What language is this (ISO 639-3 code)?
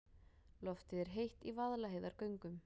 isl